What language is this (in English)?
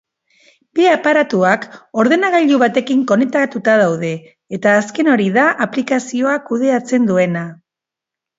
Basque